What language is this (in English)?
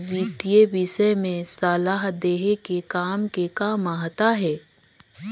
Chhattisgarhi